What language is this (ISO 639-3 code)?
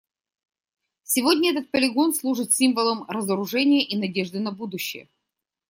rus